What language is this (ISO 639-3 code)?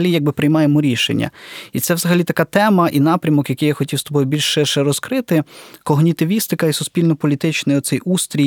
ukr